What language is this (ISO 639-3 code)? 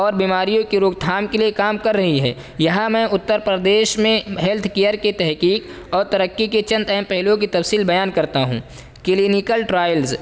urd